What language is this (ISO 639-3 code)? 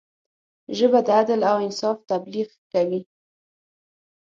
pus